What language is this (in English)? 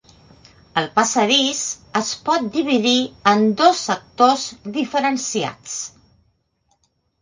Catalan